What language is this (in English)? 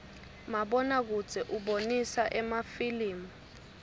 Swati